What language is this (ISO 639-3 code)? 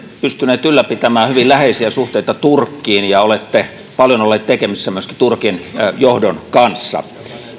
fin